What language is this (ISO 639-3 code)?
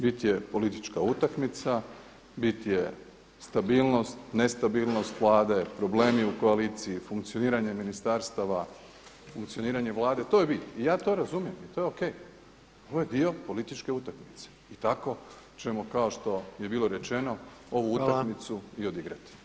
hrv